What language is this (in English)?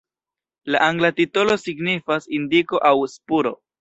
Esperanto